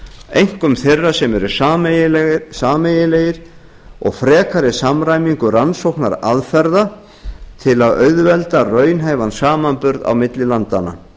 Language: Icelandic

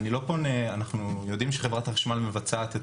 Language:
Hebrew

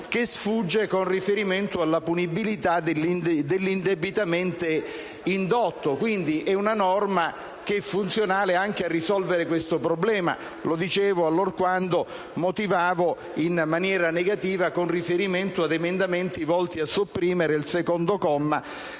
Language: Italian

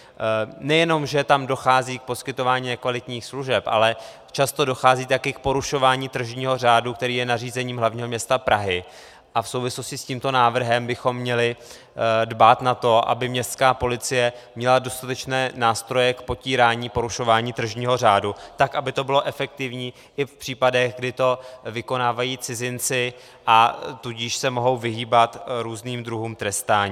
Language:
Czech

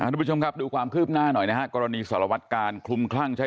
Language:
Thai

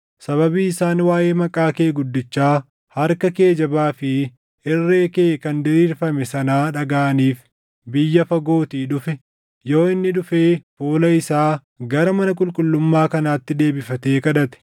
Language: Oromo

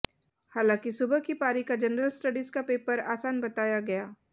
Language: Hindi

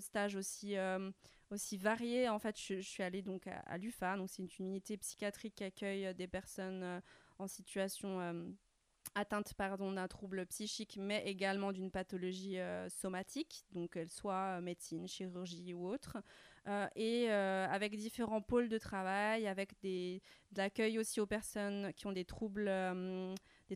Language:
French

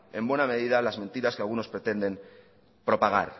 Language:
Spanish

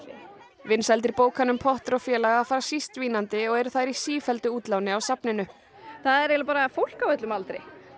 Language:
Icelandic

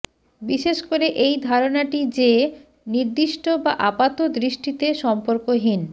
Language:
Bangla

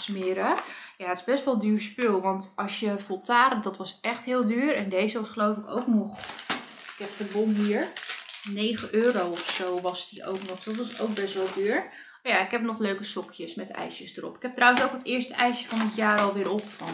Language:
Dutch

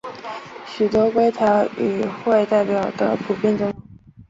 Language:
Chinese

